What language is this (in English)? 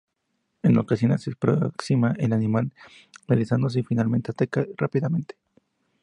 Spanish